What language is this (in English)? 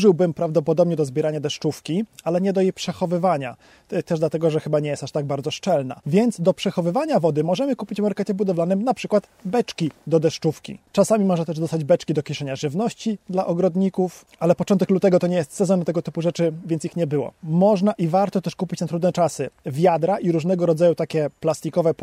Polish